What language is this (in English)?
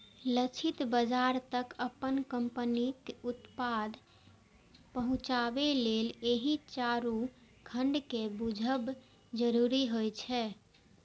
Maithili